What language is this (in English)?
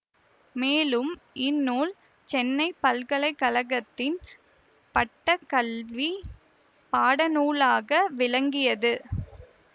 Tamil